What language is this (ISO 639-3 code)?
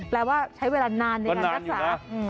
tha